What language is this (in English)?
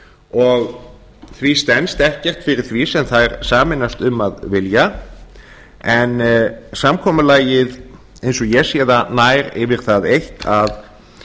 Icelandic